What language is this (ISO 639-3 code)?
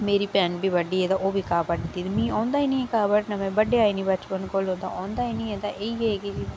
doi